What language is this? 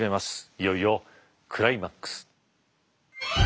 Japanese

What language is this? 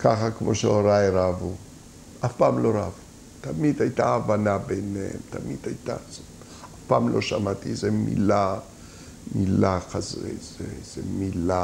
Hebrew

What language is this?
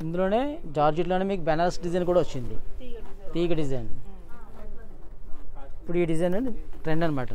Telugu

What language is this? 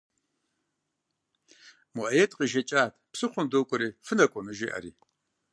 Kabardian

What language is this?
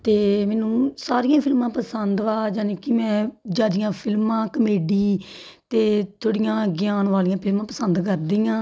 Punjabi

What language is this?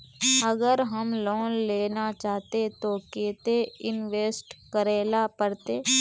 Magahi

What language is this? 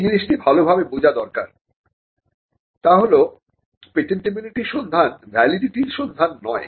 Bangla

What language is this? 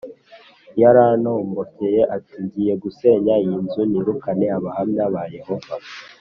Kinyarwanda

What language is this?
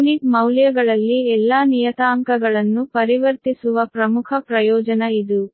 Kannada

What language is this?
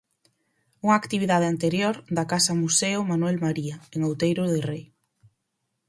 Galician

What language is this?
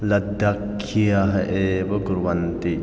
Sanskrit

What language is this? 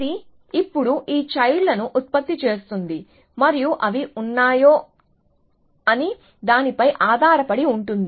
Telugu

